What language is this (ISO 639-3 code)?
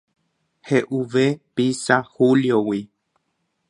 grn